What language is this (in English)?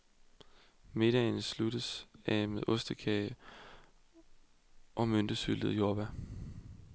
Danish